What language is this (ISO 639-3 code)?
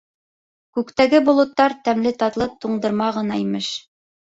bak